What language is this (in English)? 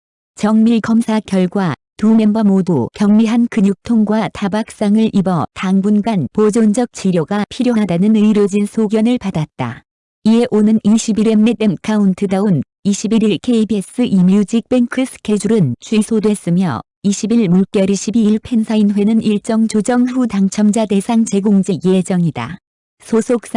Korean